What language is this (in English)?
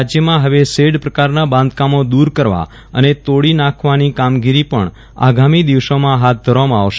Gujarati